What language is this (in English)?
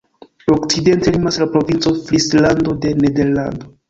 Esperanto